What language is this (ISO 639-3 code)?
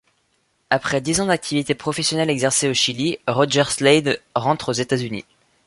fra